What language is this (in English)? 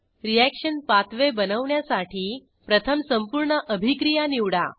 Marathi